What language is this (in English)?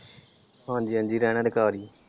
Punjabi